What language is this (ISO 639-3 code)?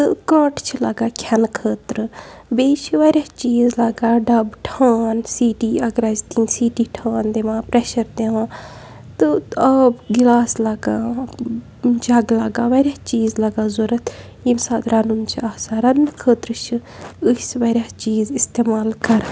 kas